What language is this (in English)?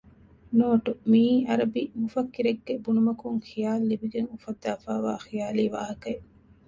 Divehi